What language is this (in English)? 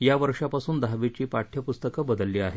Marathi